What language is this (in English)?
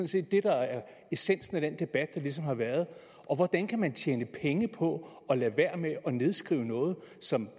Danish